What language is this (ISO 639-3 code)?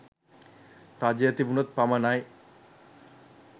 sin